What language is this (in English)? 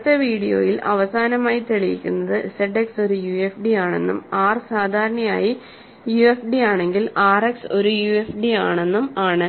Malayalam